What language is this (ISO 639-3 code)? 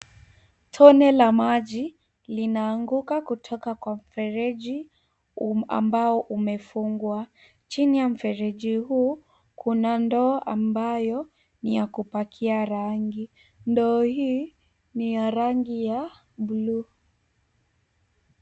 swa